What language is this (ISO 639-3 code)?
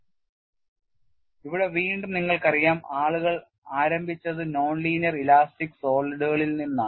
mal